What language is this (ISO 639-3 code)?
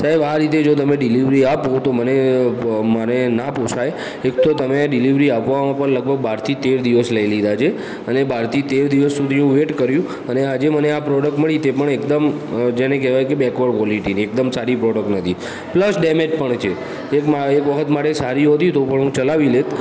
guj